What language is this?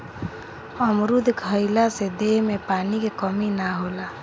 Bhojpuri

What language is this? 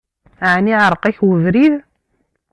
Kabyle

